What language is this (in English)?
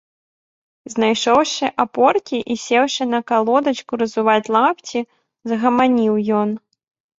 Belarusian